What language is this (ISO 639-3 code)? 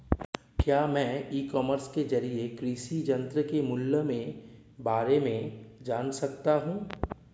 hin